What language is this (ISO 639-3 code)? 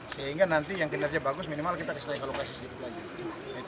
ind